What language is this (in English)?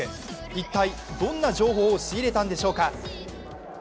Japanese